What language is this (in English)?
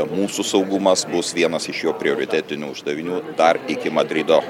Lithuanian